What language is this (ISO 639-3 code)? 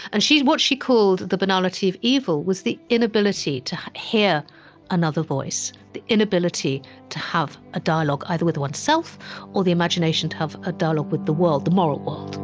eng